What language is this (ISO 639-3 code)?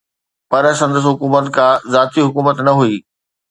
snd